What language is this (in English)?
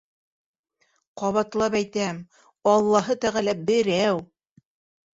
Bashkir